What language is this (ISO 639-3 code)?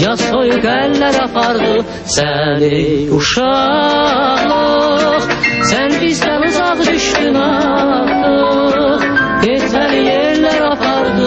tur